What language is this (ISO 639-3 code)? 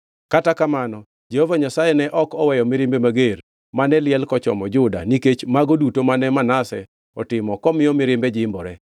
luo